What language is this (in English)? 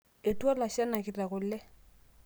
Masai